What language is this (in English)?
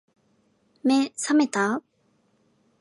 Japanese